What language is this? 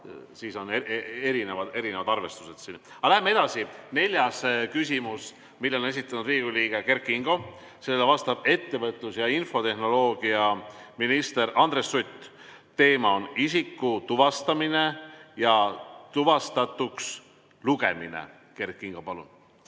Estonian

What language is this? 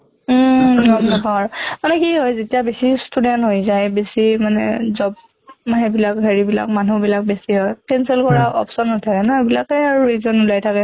Assamese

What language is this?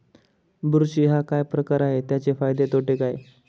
Marathi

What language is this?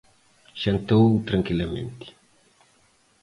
Galician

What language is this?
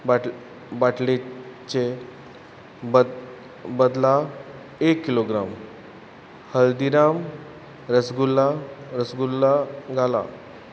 Konkani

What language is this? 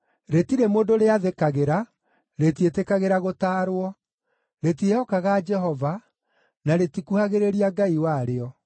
Kikuyu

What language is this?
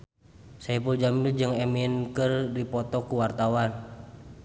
Sundanese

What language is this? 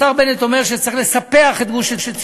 Hebrew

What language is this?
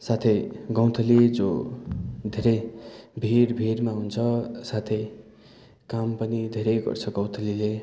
Nepali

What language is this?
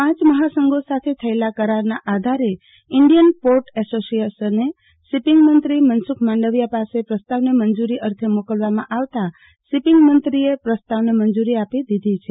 Gujarati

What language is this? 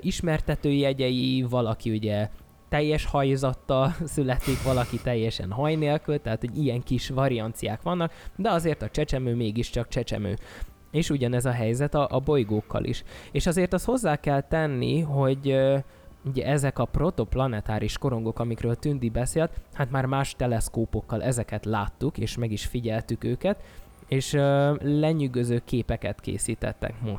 Hungarian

